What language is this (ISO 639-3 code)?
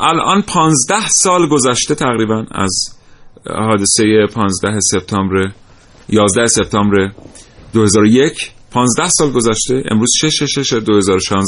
fas